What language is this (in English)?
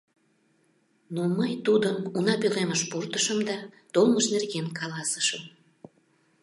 Mari